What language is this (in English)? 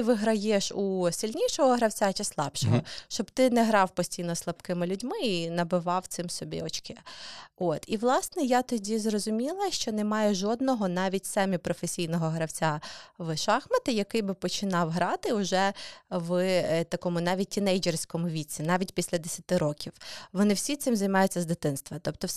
Ukrainian